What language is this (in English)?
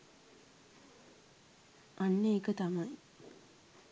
Sinhala